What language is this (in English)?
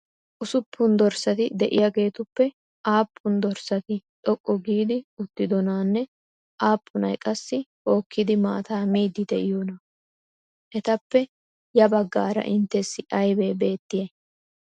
Wolaytta